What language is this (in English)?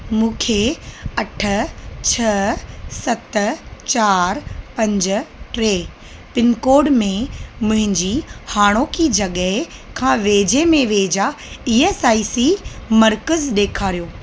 Sindhi